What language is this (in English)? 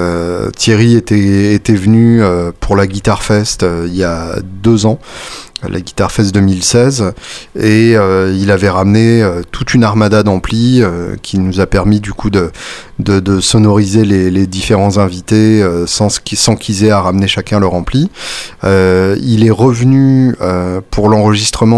French